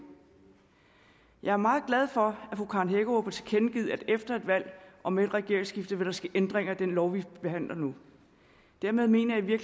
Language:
Danish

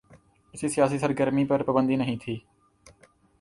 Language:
Urdu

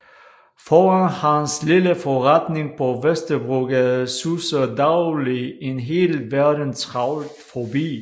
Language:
Danish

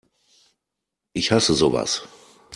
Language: German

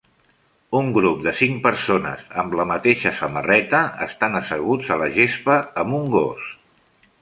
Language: Catalan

